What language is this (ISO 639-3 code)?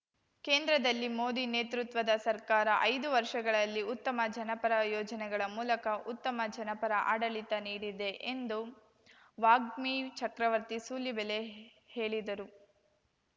kan